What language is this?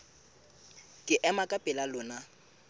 Southern Sotho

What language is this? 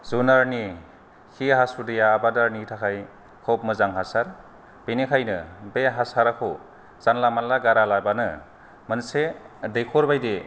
Bodo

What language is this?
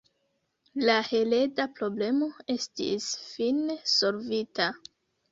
Esperanto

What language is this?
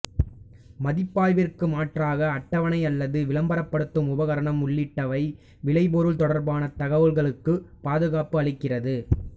Tamil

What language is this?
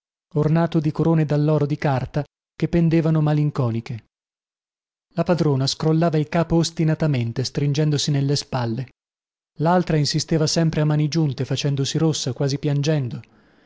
Italian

